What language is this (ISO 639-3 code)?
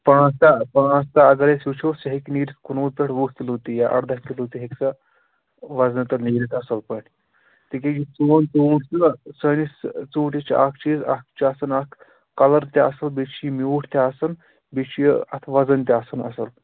kas